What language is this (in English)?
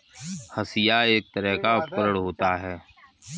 Hindi